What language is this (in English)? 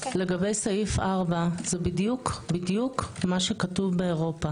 Hebrew